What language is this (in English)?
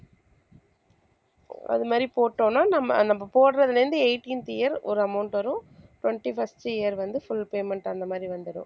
Tamil